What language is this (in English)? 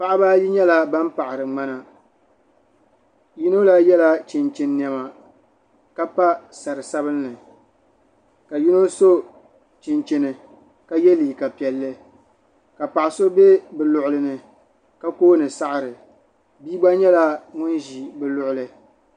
Dagbani